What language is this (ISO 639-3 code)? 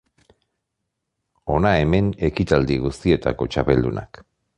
eus